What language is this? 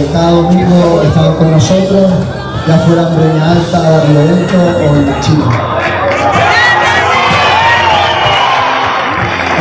Spanish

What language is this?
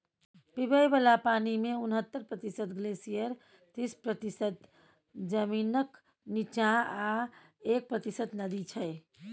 Maithili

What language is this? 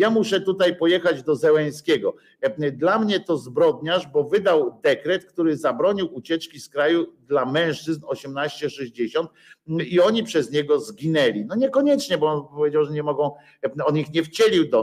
Polish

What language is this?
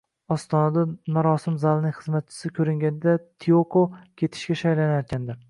Uzbek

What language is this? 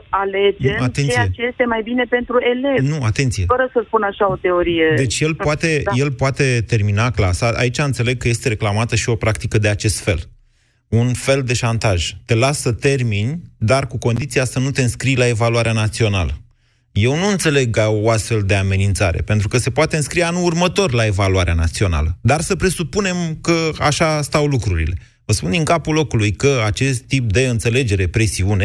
Romanian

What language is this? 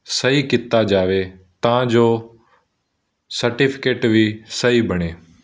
Punjabi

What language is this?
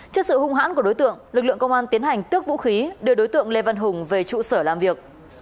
Vietnamese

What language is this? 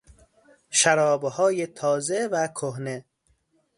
Persian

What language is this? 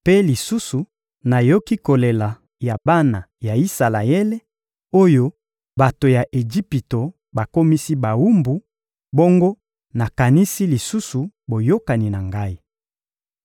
Lingala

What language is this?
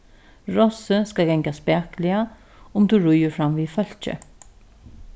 Faroese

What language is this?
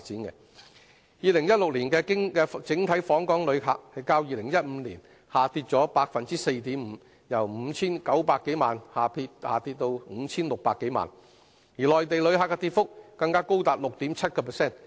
Cantonese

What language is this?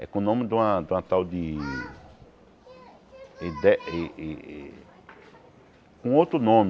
Portuguese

